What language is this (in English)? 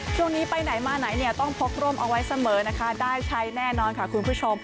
Thai